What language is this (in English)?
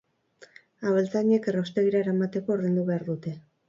Basque